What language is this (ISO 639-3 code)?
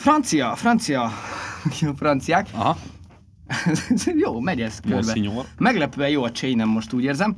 hun